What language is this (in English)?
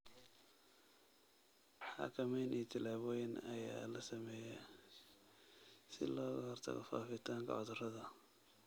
Somali